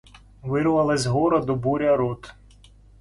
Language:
Russian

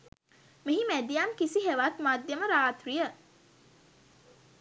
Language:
Sinhala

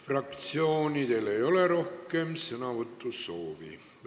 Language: Estonian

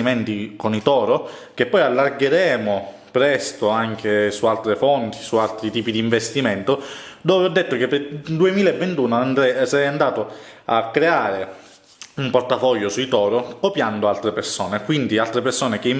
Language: Italian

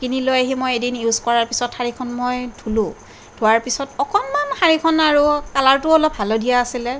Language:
Assamese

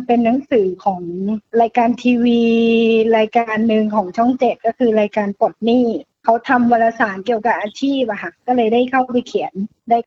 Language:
Thai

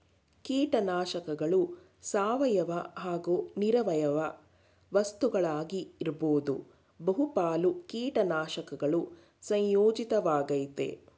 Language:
Kannada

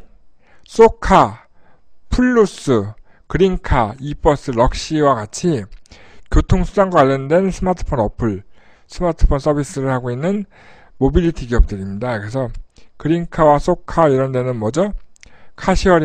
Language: Korean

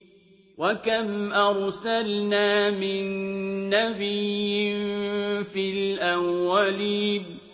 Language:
Arabic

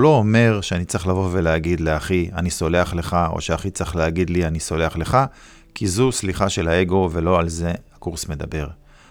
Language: Hebrew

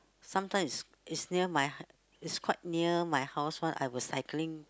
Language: English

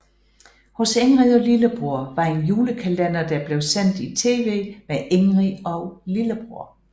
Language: Danish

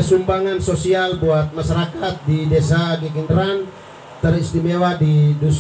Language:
Indonesian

